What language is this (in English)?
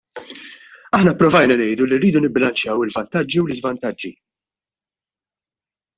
Maltese